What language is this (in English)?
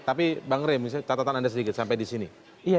Indonesian